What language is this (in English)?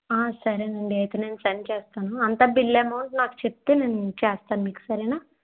Telugu